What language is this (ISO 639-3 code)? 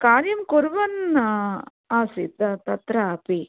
san